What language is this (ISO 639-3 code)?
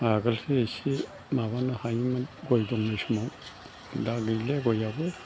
brx